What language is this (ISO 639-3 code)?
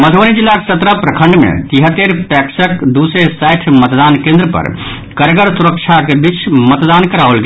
mai